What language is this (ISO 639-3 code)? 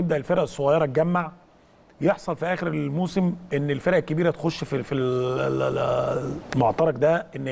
ara